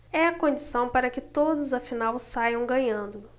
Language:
Portuguese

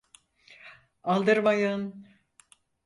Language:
Turkish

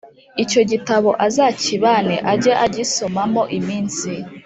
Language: Kinyarwanda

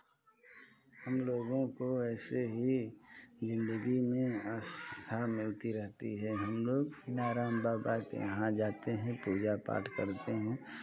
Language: Hindi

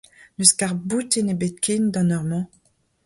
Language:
Breton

